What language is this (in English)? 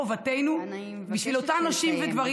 Hebrew